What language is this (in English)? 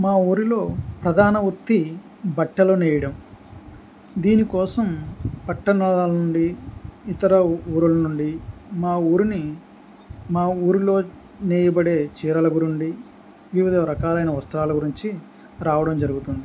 Telugu